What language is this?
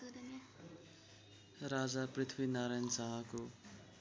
Nepali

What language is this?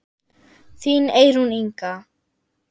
Icelandic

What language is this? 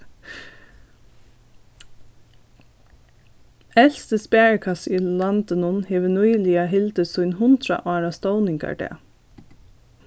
Faroese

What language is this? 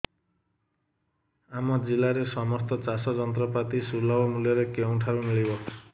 Odia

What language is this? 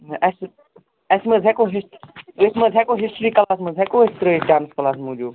Kashmiri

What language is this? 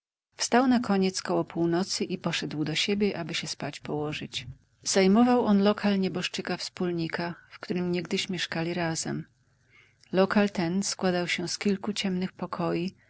Polish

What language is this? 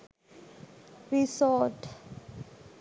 Sinhala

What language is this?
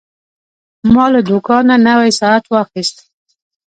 Pashto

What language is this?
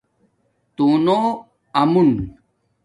Domaaki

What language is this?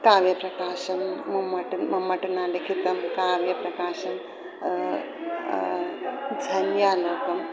Sanskrit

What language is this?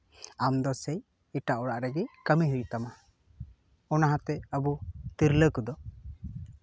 Santali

